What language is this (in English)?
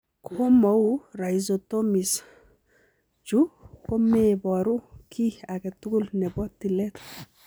Kalenjin